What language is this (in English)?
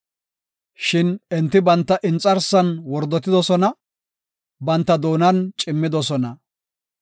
Gofa